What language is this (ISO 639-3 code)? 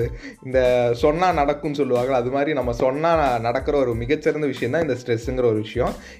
tam